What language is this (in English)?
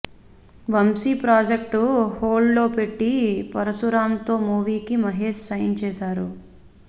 Telugu